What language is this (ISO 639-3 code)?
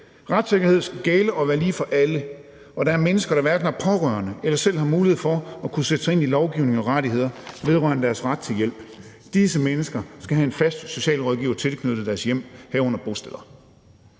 dan